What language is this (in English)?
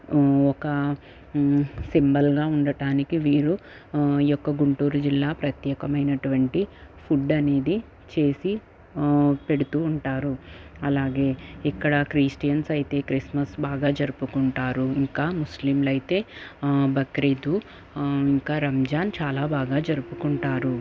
Telugu